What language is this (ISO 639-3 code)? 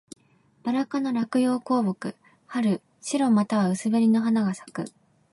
jpn